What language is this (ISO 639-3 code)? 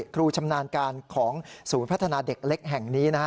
tha